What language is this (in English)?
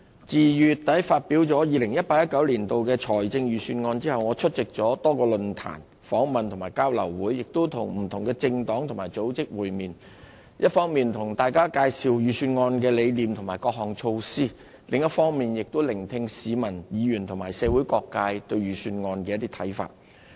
Cantonese